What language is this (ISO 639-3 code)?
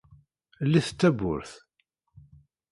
kab